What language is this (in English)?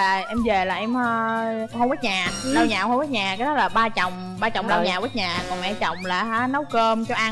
Vietnamese